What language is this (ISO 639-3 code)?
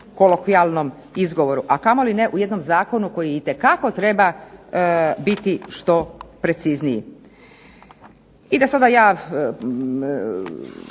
hrv